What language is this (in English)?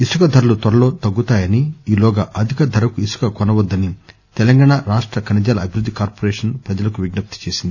Telugu